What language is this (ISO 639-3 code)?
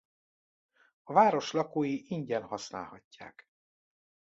hun